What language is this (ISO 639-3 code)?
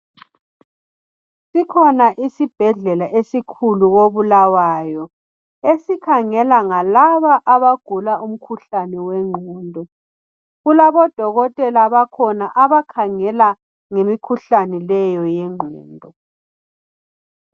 nde